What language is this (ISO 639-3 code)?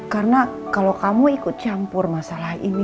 ind